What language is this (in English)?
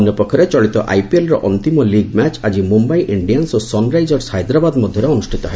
Odia